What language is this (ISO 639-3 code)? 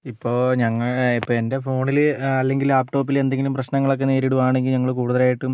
mal